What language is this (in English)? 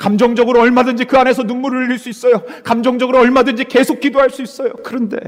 Korean